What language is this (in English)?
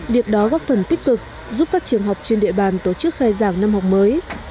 Vietnamese